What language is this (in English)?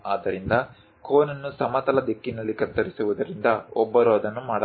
Kannada